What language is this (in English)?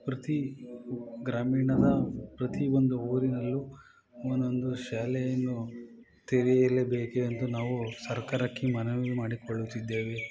Kannada